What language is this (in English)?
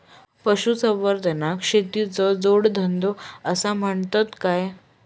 Marathi